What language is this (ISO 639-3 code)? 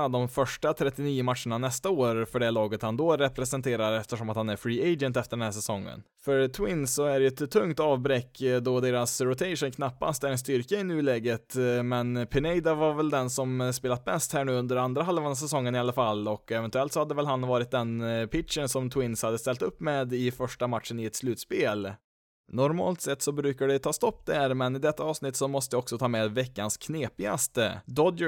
swe